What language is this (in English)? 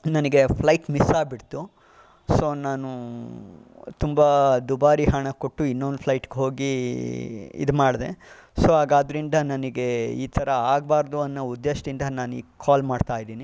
Kannada